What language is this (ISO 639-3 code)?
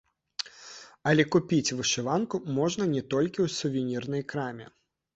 bel